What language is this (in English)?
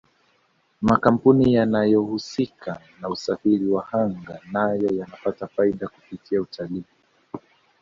Swahili